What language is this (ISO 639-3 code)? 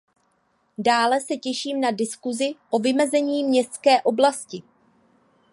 ces